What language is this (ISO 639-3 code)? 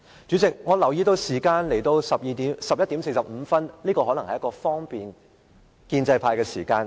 yue